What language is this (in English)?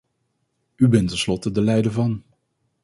Dutch